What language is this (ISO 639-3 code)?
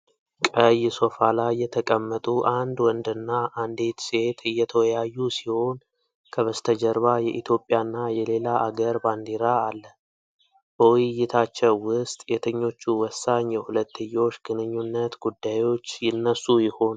amh